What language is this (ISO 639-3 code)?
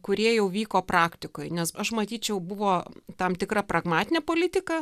lit